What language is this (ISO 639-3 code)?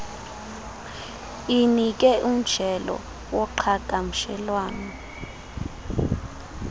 xho